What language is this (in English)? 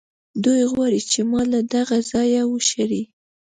Pashto